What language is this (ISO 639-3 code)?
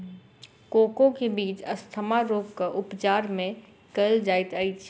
mai